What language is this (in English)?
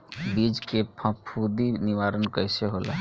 Bhojpuri